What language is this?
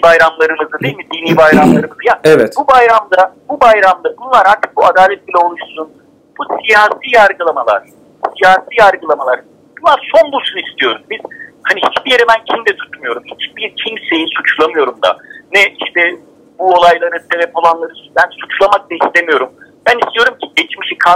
Turkish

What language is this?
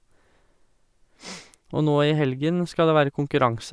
Norwegian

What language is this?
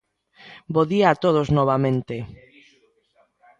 Galician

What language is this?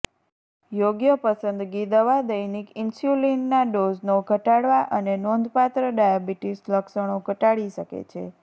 Gujarati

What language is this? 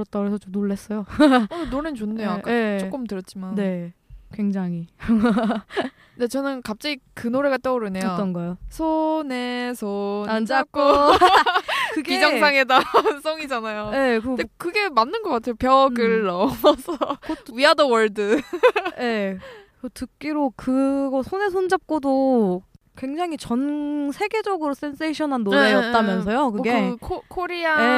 Korean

